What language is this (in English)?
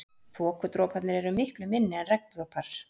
Icelandic